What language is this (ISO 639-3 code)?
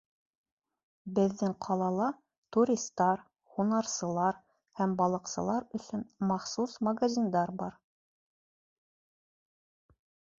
bak